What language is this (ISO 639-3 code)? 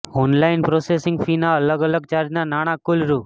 guj